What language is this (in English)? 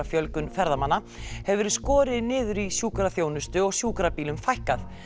Icelandic